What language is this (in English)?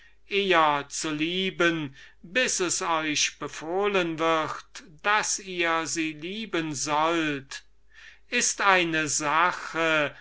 German